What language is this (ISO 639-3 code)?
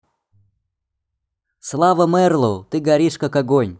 rus